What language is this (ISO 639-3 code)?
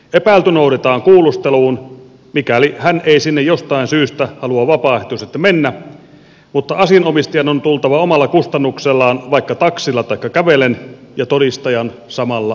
fin